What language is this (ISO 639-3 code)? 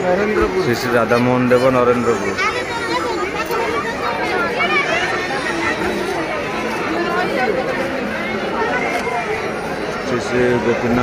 ron